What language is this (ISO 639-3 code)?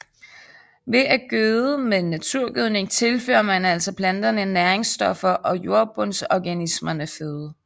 dan